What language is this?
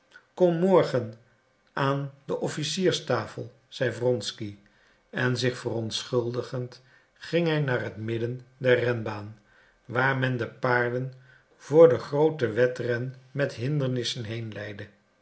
Dutch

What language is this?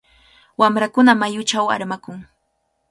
Cajatambo North Lima Quechua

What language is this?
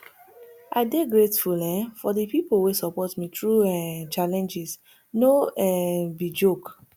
Nigerian Pidgin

